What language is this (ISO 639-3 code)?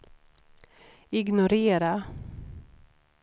swe